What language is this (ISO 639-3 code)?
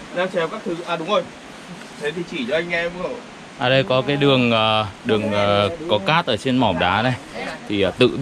vie